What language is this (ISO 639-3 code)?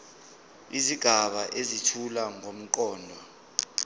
zul